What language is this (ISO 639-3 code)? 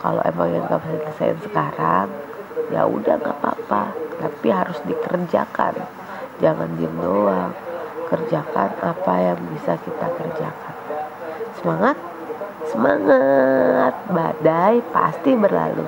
ind